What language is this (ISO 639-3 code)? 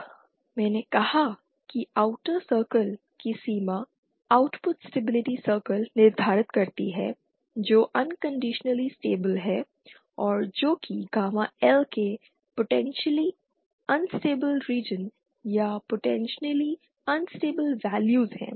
hin